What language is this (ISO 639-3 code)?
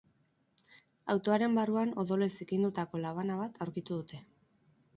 eus